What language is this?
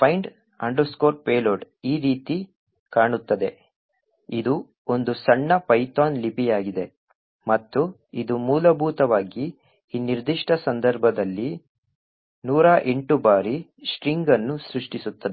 Kannada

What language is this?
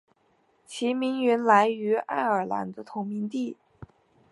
Chinese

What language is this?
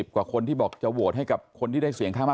Thai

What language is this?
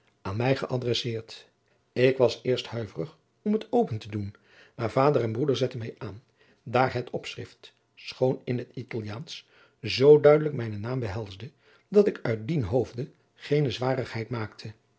Dutch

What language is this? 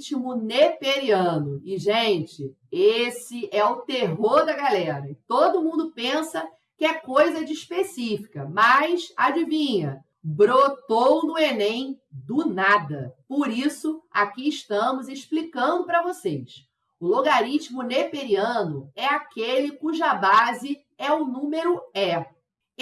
Portuguese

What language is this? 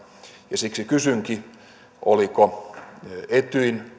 Finnish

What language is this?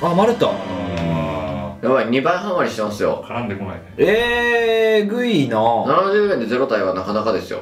Japanese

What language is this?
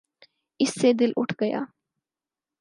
Urdu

